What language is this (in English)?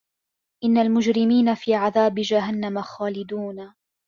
Arabic